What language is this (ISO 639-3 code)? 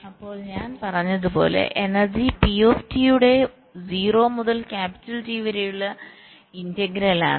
mal